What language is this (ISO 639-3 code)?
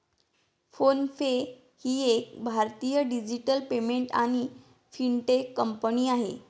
mar